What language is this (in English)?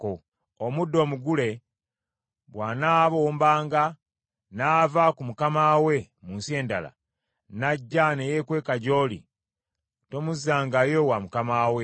Ganda